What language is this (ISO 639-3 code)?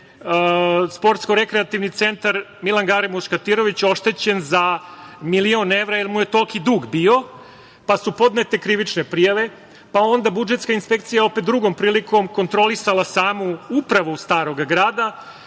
srp